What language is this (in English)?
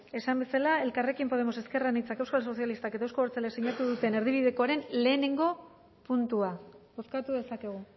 Basque